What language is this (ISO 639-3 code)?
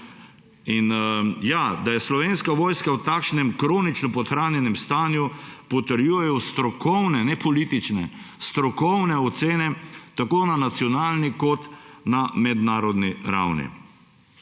slv